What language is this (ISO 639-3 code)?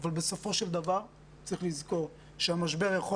heb